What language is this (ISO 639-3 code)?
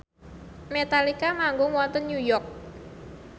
jav